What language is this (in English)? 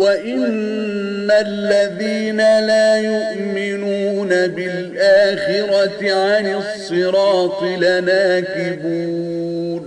Arabic